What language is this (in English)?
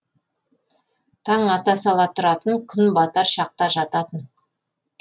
Kazakh